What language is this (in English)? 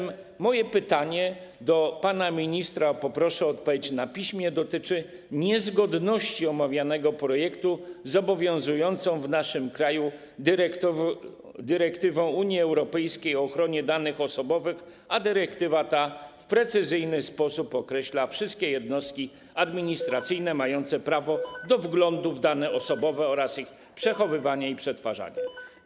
Polish